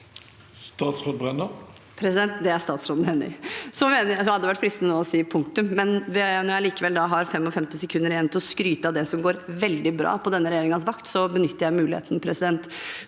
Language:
Norwegian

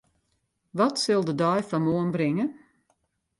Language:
Western Frisian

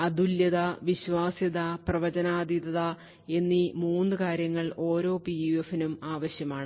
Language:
Malayalam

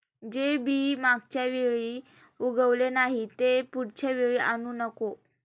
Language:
Marathi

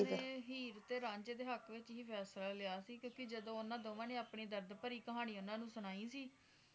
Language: Punjabi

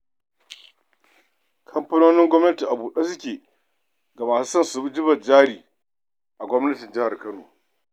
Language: Hausa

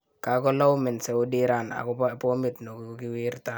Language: Kalenjin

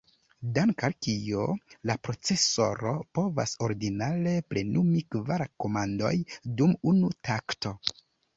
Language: Esperanto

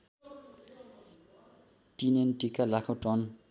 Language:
Nepali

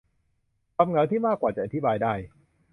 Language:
Thai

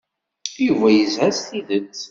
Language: Kabyle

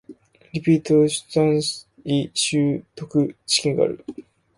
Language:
Japanese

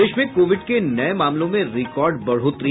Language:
Hindi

